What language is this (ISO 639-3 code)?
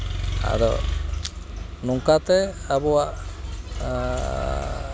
sat